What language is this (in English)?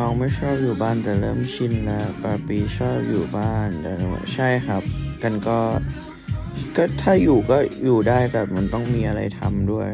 Thai